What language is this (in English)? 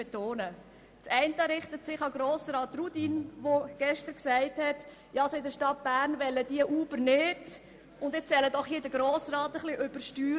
Swiss German